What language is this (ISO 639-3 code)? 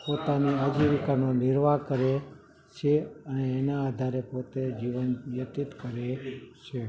guj